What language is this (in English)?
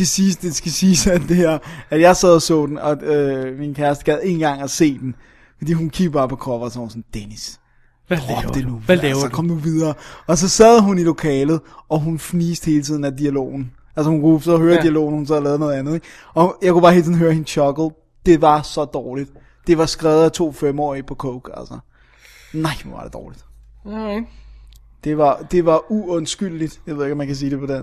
Danish